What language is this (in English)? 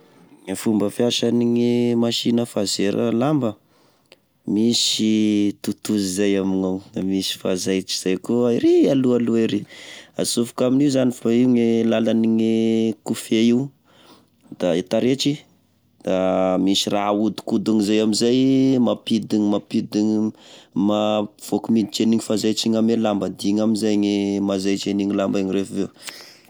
Tesaka Malagasy